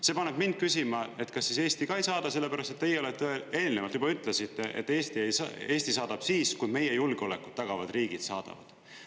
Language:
Estonian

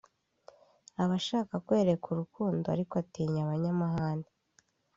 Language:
Kinyarwanda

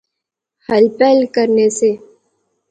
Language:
Pahari-Potwari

